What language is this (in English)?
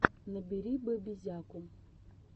Russian